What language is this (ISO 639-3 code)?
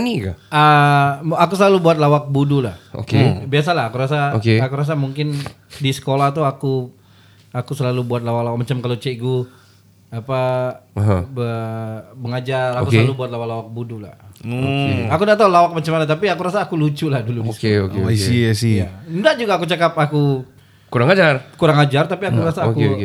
msa